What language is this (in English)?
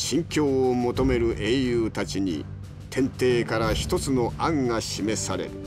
Japanese